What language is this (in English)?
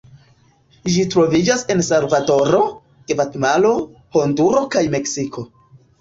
Esperanto